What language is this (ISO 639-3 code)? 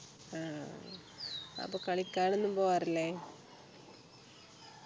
mal